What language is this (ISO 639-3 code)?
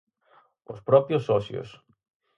glg